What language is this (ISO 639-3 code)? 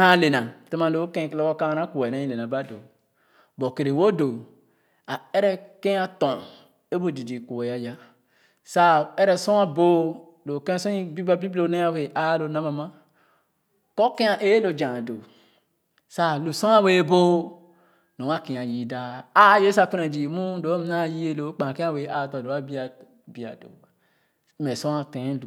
ogo